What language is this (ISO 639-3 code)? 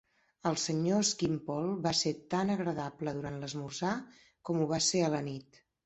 cat